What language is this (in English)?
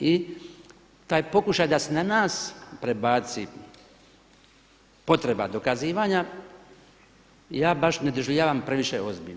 Croatian